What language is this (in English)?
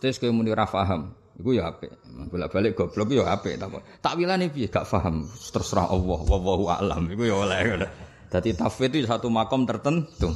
Indonesian